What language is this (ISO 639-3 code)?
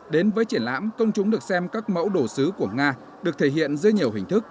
vie